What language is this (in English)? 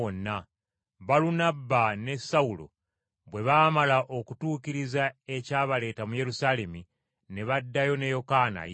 Ganda